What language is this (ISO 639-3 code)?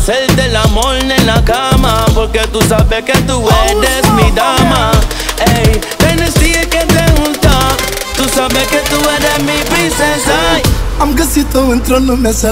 ron